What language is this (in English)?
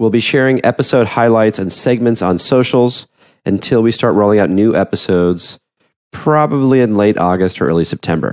English